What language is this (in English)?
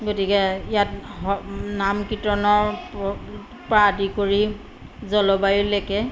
Assamese